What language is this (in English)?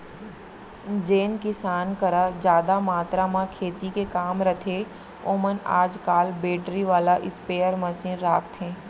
Chhattisgarhi